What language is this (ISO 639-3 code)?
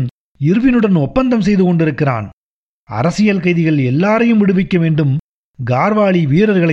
tam